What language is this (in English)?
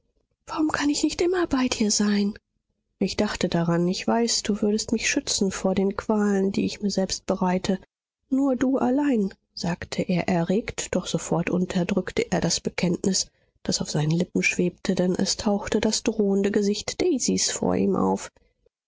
German